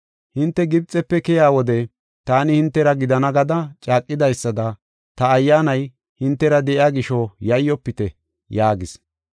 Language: Gofa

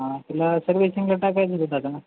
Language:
Marathi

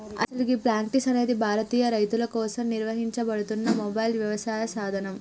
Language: Telugu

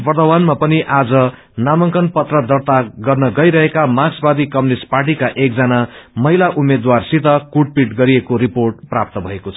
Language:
Nepali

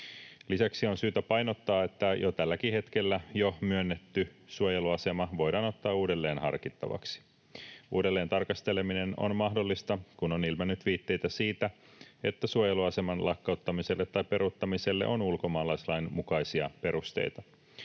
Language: Finnish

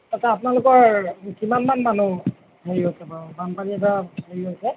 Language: Assamese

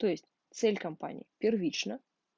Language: Russian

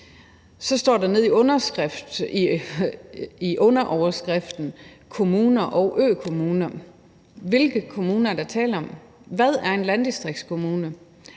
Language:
Danish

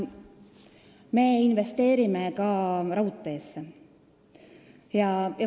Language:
Estonian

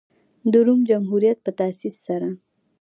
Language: Pashto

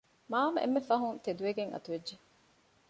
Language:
Divehi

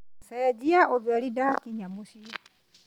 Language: Kikuyu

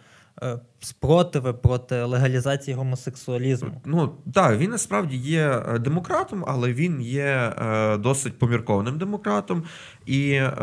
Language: Ukrainian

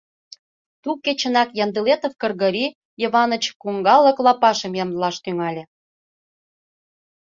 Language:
Mari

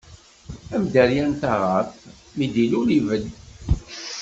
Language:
Kabyle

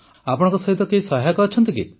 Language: Odia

